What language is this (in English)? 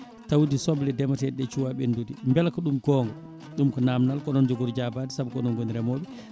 Fula